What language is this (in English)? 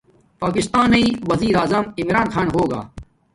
Domaaki